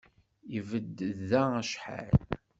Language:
Kabyle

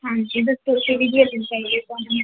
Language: Punjabi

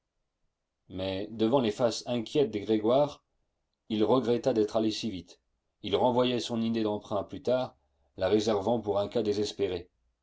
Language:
French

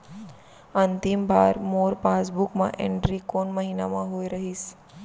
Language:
Chhattisgarhi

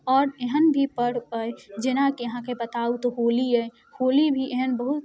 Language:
Maithili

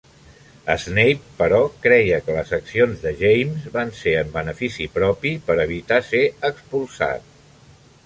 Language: Catalan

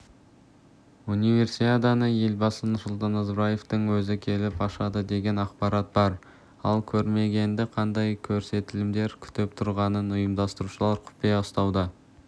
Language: Kazakh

